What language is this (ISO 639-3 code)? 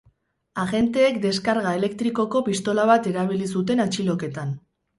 eus